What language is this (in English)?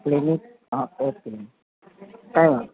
Gujarati